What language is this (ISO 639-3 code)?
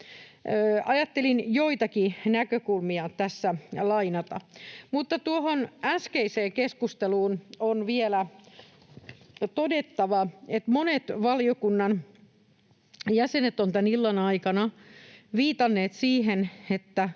fin